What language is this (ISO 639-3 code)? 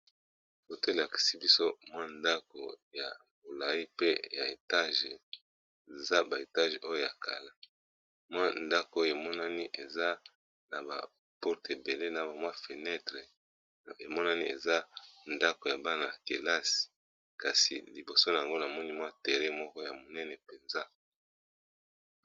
lin